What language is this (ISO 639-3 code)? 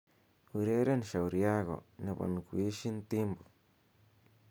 kln